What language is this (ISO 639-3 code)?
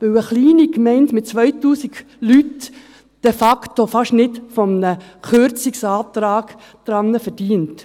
gsw